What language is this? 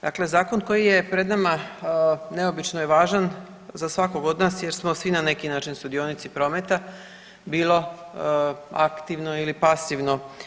Croatian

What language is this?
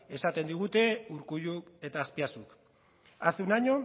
Basque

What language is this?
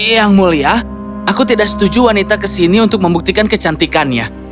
Indonesian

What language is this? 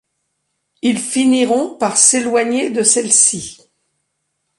French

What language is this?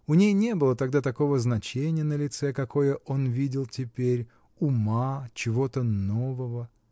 Russian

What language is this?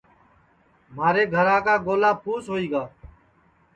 Sansi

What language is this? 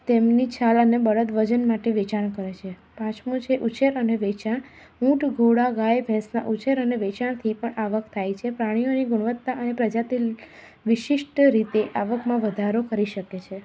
Gujarati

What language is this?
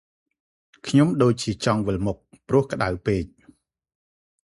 Khmer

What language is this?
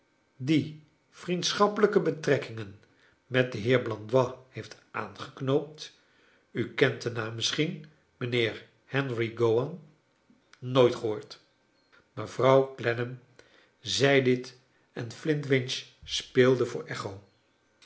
Dutch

